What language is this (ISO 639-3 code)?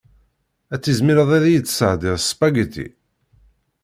kab